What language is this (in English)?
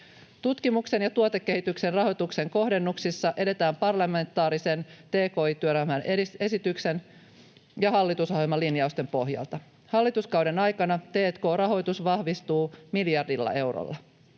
Finnish